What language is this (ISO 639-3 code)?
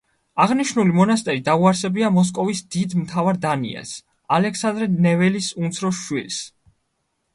kat